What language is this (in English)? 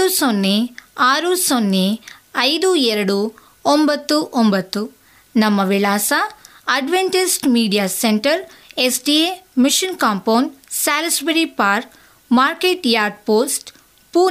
Kannada